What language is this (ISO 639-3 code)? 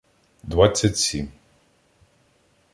ukr